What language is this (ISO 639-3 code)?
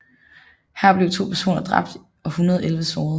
dan